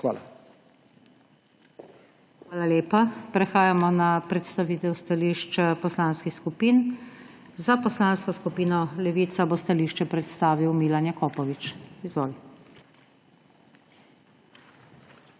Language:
Slovenian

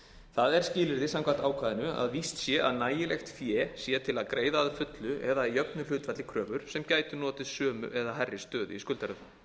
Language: Icelandic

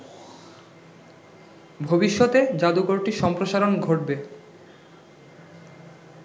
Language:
Bangla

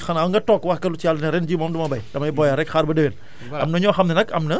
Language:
Wolof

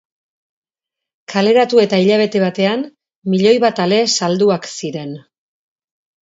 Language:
Basque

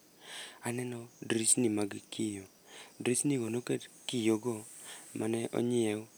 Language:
Luo (Kenya and Tanzania)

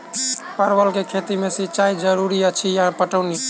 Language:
Maithili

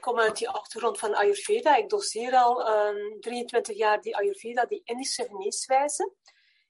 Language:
Dutch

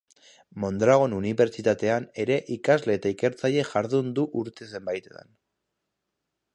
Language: Basque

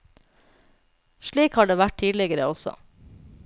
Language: Norwegian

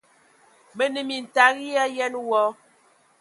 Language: Ewondo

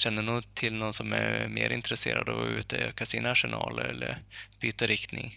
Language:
Swedish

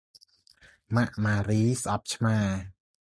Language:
Khmer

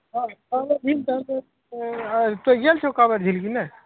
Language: Maithili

